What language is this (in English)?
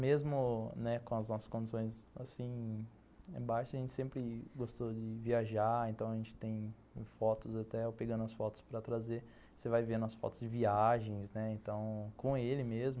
Portuguese